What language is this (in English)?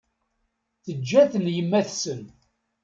Kabyle